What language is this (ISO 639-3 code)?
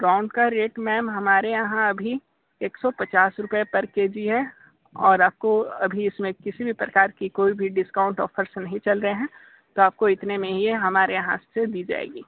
hin